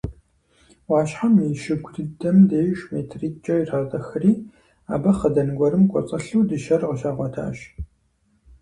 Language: Kabardian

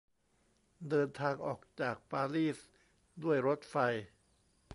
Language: Thai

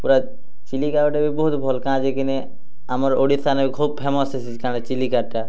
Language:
Odia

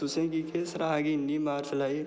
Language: Dogri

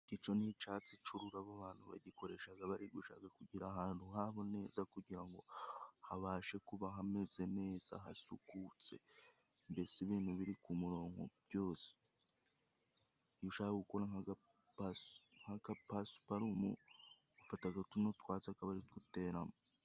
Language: Kinyarwanda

